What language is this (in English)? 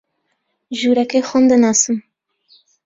Central Kurdish